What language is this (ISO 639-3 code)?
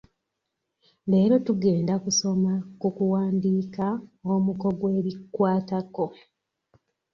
lug